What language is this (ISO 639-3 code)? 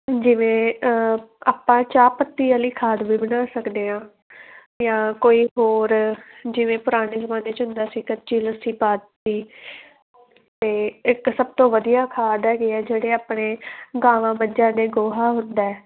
pan